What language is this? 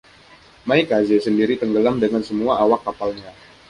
Indonesian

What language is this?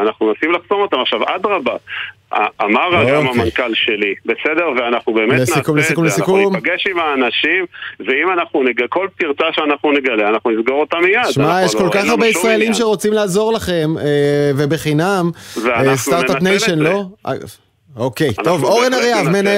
Hebrew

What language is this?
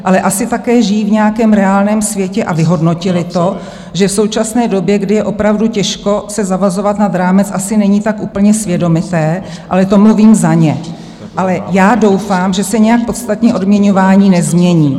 Czech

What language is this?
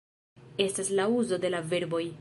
Esperanto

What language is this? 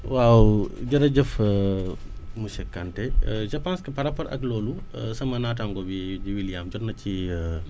Wolof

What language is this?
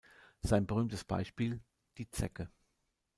German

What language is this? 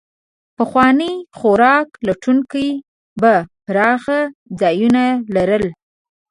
Pashto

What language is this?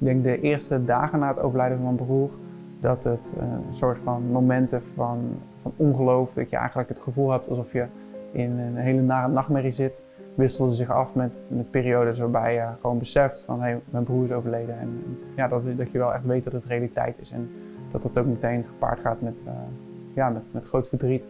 Dutch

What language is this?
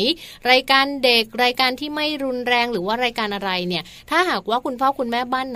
Thai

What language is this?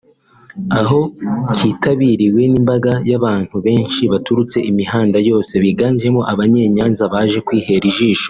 Kinyarwanda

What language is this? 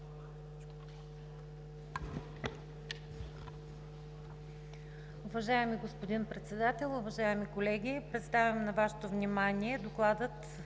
Bulgarian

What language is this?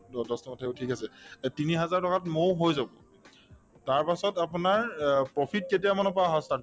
Assamese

